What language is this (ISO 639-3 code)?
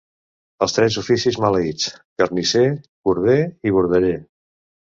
cat